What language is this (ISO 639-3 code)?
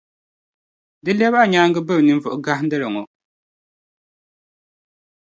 dag